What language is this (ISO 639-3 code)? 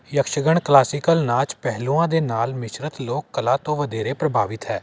pan